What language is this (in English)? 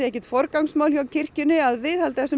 Icelandic